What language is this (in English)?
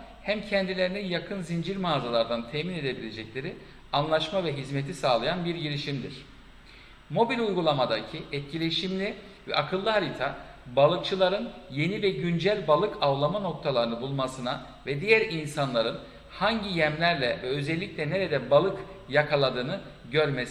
Turkish